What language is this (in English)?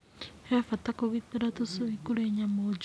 Kikuyu